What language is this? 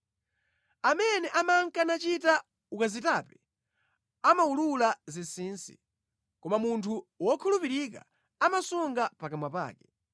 Nyanja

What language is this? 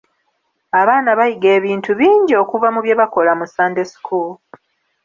Ganda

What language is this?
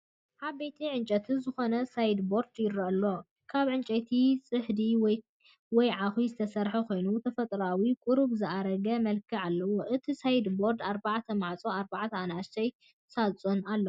Tigrinya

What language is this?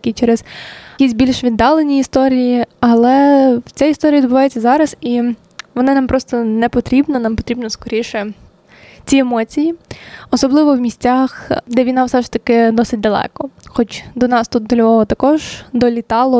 Ukrainian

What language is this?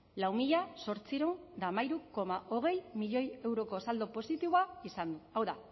Basque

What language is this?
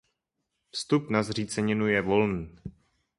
Czech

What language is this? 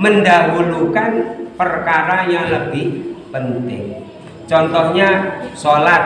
Indonesian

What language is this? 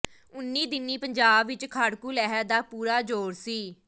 Punjabi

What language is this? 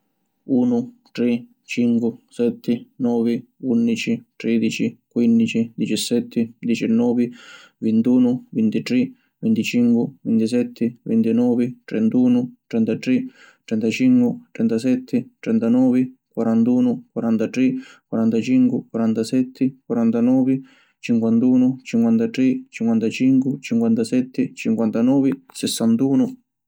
Sicilian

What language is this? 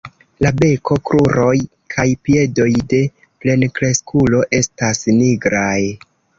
Esperanto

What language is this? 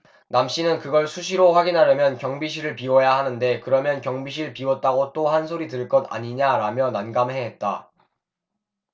Korean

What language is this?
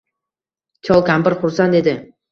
Uzbek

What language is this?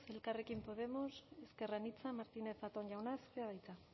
Basque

